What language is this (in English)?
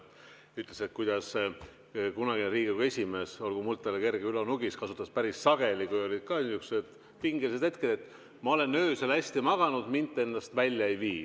Estonian